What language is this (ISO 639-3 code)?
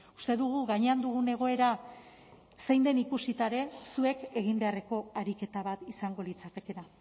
eus